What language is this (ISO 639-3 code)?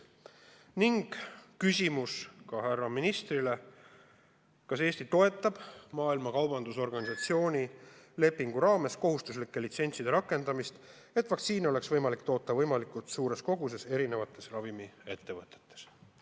est